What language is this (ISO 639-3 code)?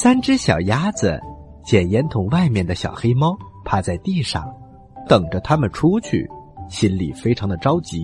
zho